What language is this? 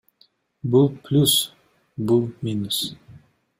Kyrgyz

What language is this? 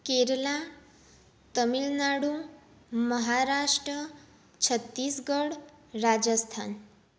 Gujarati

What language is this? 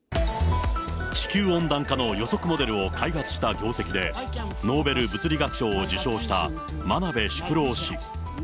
Japanese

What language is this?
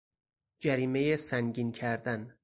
Persian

